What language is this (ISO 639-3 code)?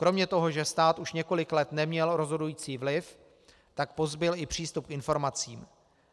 ces